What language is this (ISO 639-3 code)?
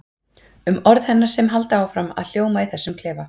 isl